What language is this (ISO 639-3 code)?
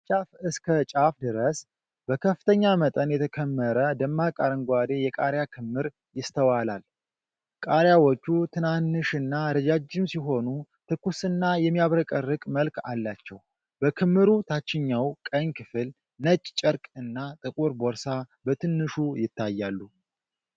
amh